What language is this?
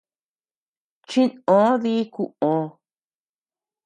Tepeuxila Cuicatec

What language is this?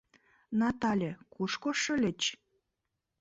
Mari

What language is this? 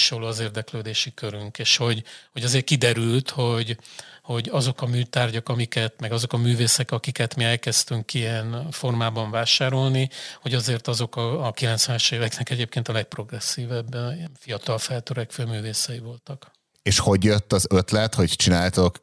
Hungarian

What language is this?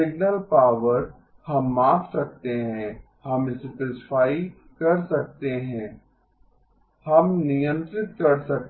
Hindi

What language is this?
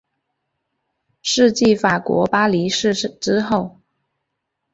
Chinese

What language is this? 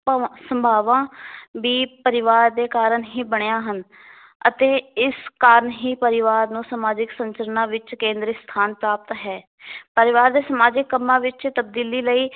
Punjabi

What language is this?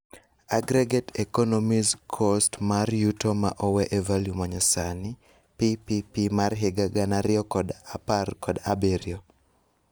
Luo (Kenya and Tanzania)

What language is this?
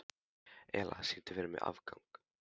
Icelandic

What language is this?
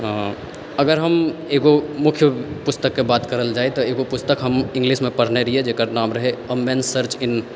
Maithili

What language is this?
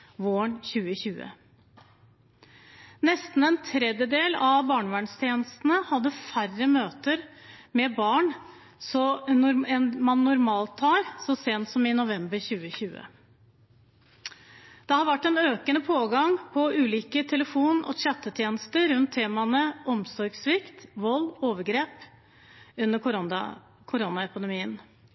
Norwegian Bokmål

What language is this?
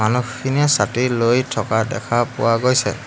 Assamese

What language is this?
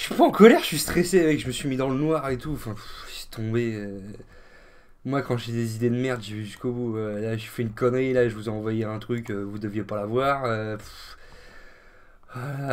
French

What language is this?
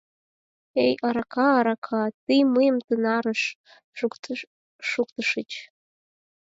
Mari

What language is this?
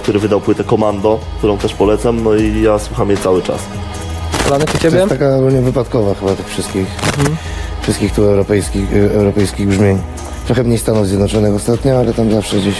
Polish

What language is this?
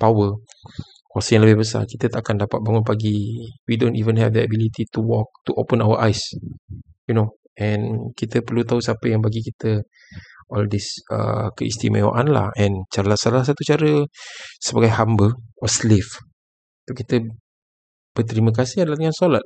Malay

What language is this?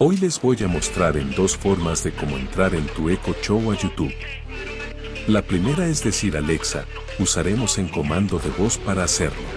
Spanish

